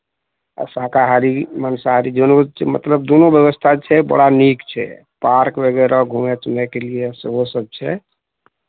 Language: Maithili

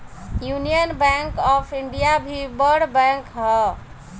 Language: Bhojpuri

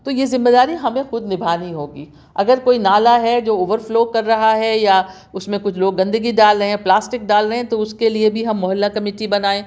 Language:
Urdu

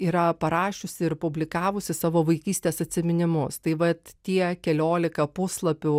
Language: Lithuanian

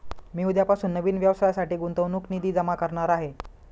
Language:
Marathi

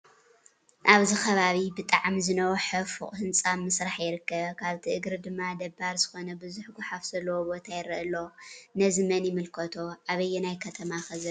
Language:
Tigrinya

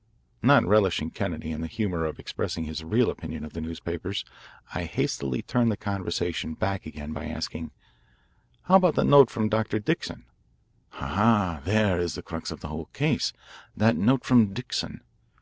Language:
English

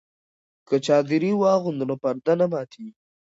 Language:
Pashto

